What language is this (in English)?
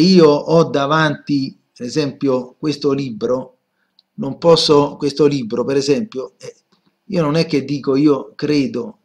Italian